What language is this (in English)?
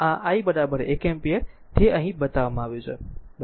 Gujarati